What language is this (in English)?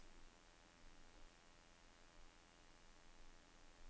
Danish